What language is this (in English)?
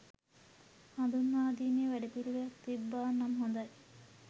Sinhala